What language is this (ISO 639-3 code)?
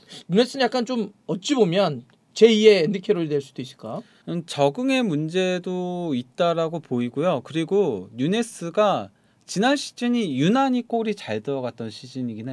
kor